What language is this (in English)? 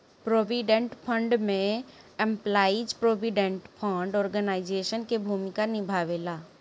Bhojpuri